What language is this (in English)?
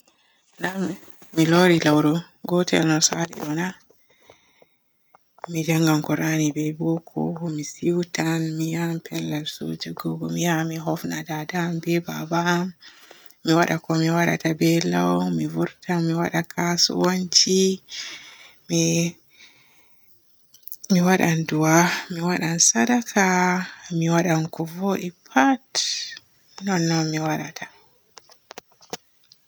Borgu Fulfulde